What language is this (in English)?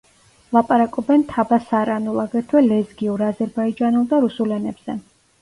Georgian